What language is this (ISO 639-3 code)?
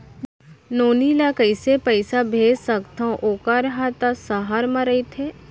hne